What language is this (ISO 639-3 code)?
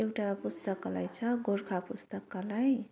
nep